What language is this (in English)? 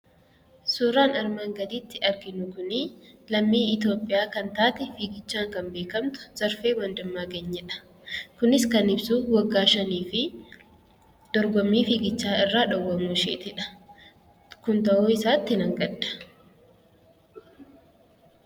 Oromo